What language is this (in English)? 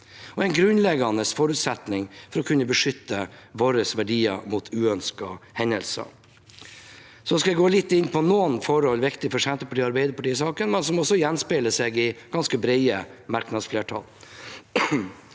Norwegian